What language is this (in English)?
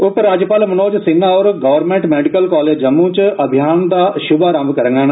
Dogri